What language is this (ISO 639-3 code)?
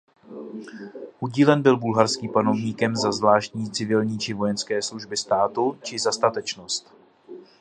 ces